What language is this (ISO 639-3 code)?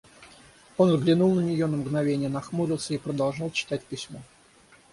rus